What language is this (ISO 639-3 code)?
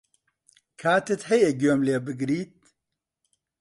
ckb